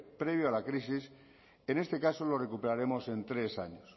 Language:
Spanish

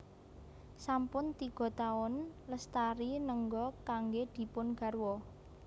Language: Javanese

